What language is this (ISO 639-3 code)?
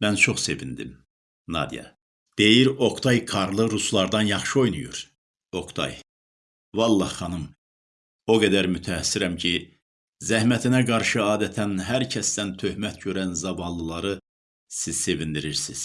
tur